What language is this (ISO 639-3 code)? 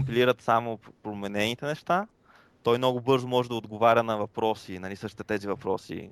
bul